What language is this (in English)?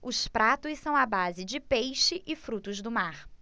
Portuguese